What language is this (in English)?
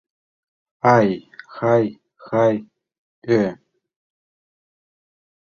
Mari